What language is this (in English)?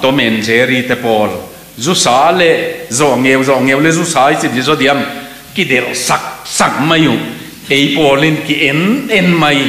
Thai